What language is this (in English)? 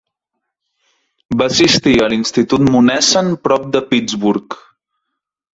Catalan